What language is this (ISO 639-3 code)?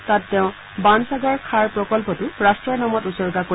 asm